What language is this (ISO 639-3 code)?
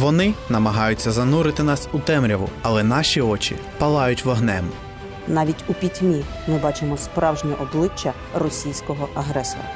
ukr